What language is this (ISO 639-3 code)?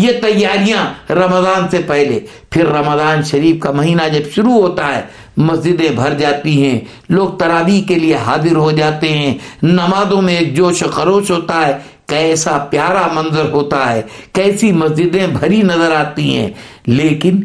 urd